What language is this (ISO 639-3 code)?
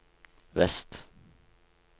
nor